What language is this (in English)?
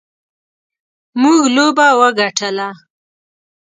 Pashto